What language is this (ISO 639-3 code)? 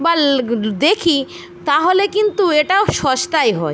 ben